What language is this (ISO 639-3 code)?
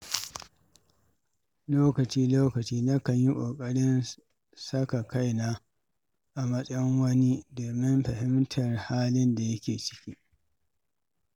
hau